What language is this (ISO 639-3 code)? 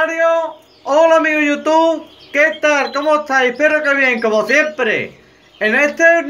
spa